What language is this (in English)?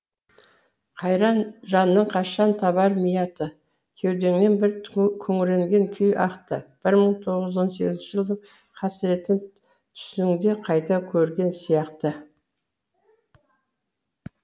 Kazakh